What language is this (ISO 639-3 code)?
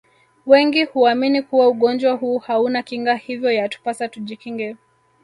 swa